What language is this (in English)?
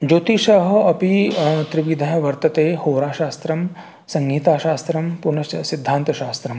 Sanskrit